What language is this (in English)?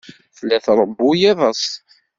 Kabyle